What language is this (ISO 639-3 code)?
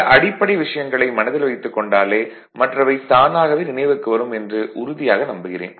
tam